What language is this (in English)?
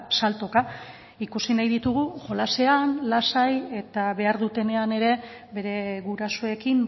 Basque